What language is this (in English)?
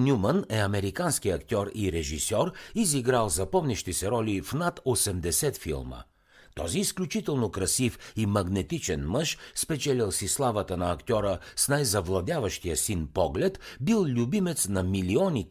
Bulgarian